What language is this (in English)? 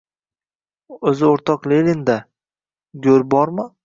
Uzbek